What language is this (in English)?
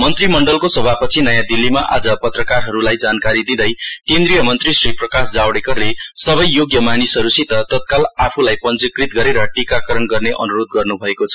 Nepali